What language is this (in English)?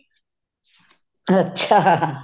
Punjabi